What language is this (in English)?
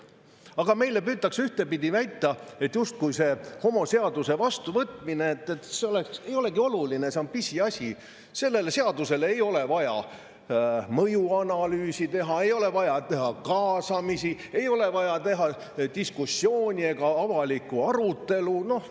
Estonian